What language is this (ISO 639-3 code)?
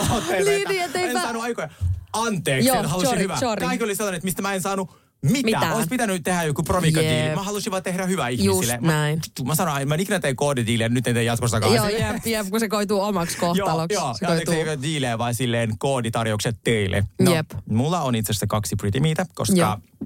fin